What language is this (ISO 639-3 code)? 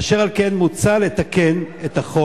heb